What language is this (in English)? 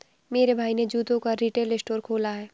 Hindi